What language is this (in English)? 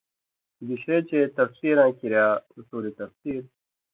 Indus Kohistani